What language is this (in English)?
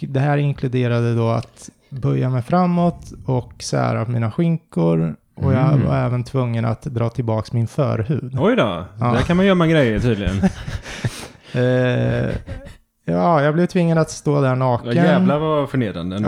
Swedish